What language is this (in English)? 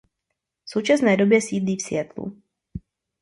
Czech